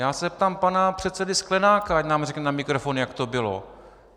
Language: Czech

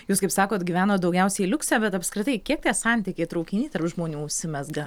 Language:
Lithuanian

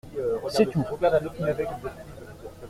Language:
French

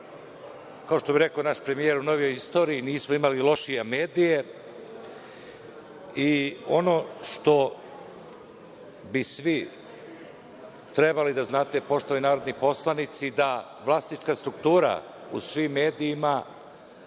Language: Serbian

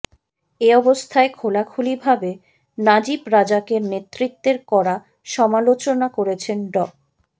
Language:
Bangla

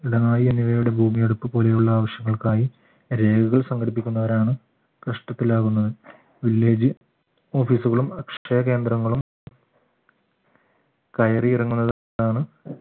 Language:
Malayalam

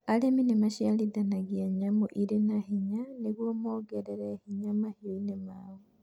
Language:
Kikuyu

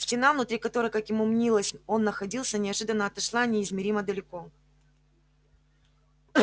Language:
Russian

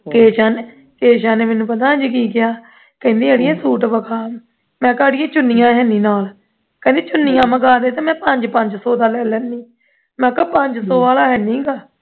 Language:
Punjabi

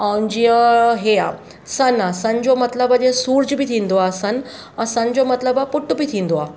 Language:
Sindhi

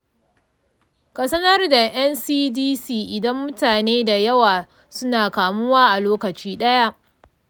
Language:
Hausa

